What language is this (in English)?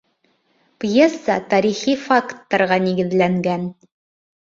Bashkir